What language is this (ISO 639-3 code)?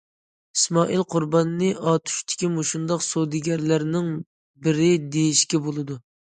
uig